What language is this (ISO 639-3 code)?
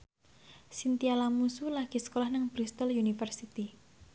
jav